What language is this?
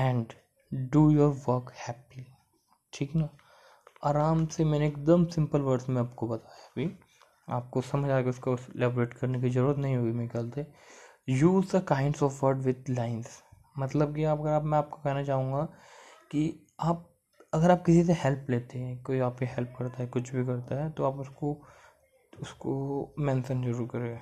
Hindi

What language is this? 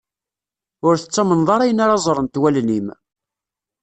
Kabyle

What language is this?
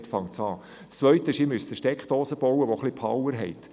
Swiss German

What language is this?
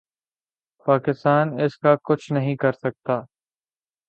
Urdu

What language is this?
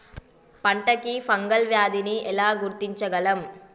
Telugu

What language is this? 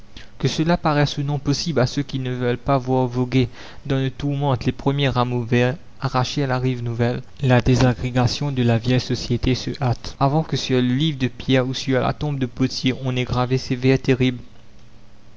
French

